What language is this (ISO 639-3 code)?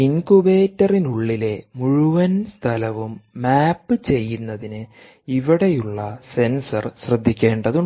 mal